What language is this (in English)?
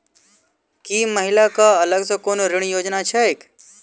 Maithili